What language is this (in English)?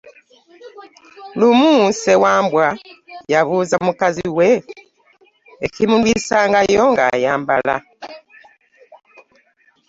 Ganda